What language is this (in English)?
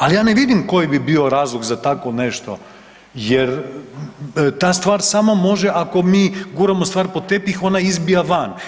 Croatian